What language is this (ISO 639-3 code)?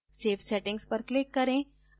hin